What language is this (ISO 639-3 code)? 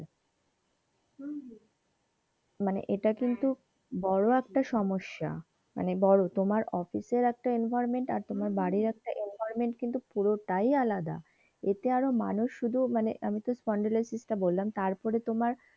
ben